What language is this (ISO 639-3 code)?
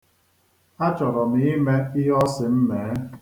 ibo